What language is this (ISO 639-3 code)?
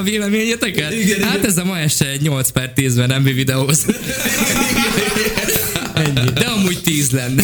hun